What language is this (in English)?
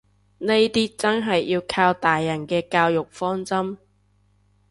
Cantonese